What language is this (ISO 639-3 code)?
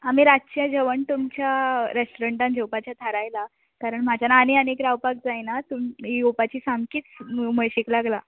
kok